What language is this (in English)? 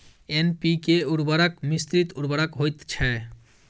Maithili